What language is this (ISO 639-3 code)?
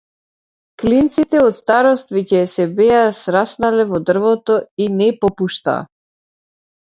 mkd